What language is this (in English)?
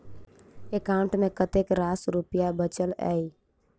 Maithili